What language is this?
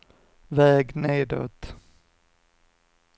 Swedish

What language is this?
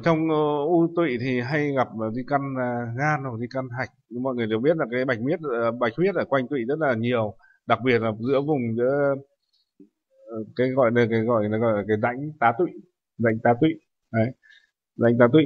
Vietnamese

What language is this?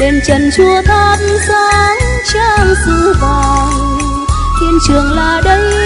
Vietnamese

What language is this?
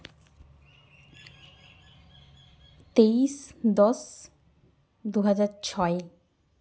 Santali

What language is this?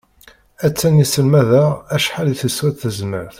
Kabyle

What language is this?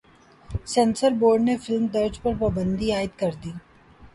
Urdu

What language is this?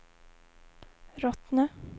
Swedish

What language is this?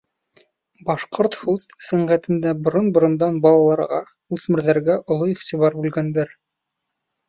Bashkir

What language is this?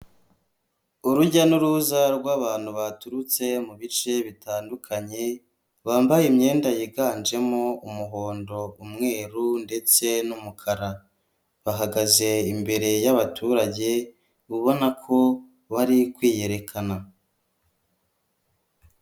Kinyarwanda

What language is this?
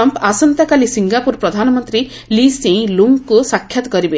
Odia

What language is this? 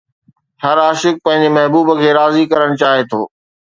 Sindhi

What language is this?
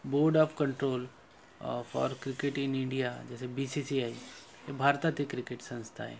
Marathi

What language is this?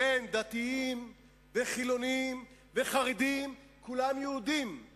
Hebrew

